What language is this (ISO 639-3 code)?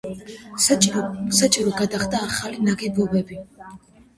kat